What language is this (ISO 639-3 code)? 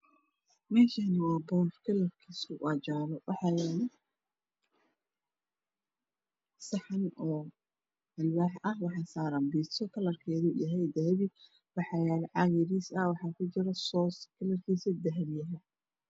som